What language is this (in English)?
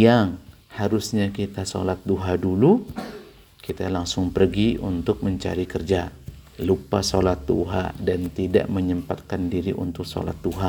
Indonesian